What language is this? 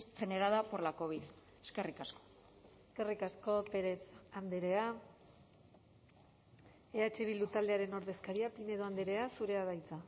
Basque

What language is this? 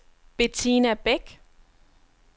Danish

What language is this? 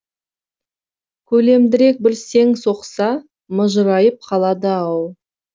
Kazakh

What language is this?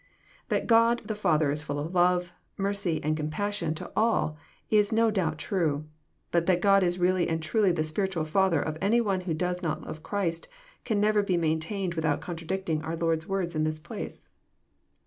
English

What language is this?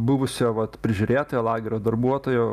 Lithuanian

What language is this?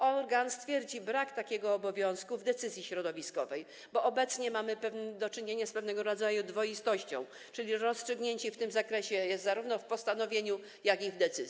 Polish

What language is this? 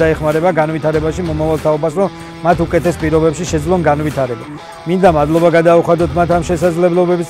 Romanian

